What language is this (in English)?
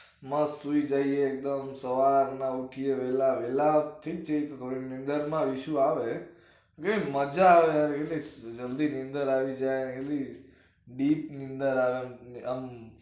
Gujarati